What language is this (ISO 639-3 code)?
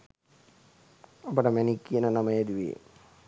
sin